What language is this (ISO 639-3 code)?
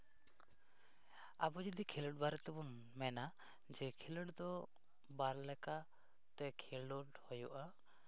sat